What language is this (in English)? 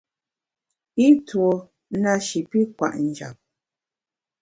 Bamun